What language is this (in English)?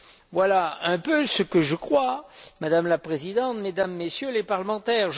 French